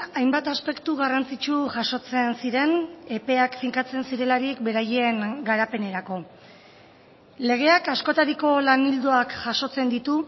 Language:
Basque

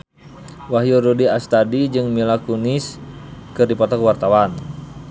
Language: Sundanese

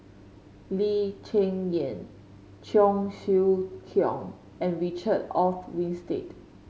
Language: English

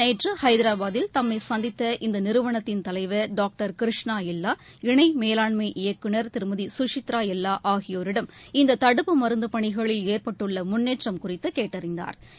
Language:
Tamil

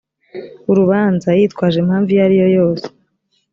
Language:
Kinyarwanda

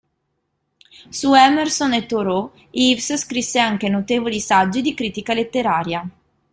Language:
Italian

